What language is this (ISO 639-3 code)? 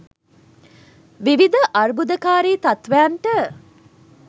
sin